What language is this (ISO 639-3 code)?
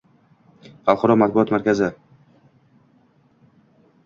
uzb